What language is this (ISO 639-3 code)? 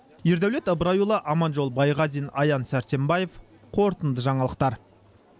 kaz